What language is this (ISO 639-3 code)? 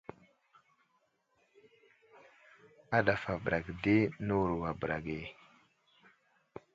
udl